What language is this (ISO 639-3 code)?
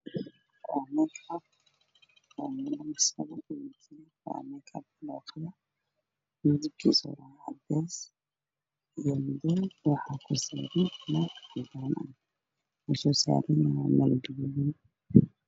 som